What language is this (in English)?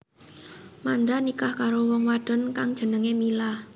Javanese